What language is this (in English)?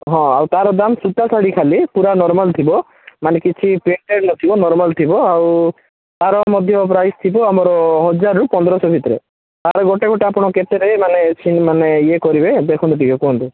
Odia